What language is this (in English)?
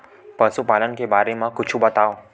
Chhattisgarhi